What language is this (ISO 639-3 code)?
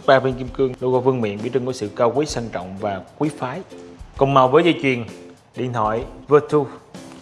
vie